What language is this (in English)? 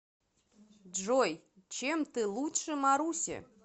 Russian